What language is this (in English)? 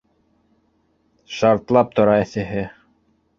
Bashkir